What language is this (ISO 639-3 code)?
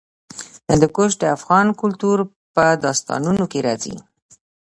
pus